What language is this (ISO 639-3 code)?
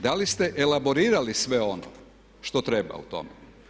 hrv